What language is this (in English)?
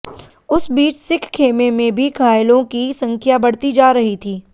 Hindi